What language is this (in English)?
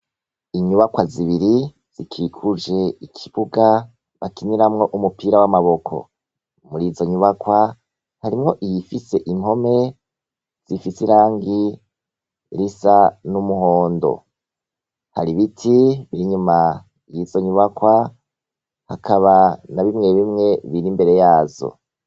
Rundi